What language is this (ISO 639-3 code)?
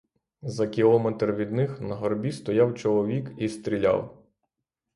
ukr